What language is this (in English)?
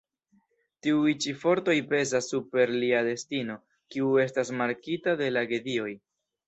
Esperanto